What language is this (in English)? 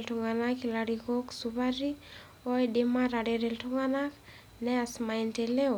Masai